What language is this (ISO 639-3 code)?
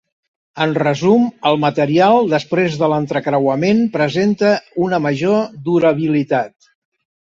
cat